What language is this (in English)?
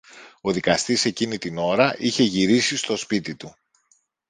Greek